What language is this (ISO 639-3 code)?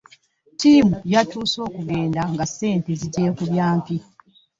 lug